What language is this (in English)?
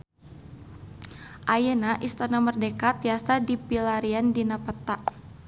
Sundanese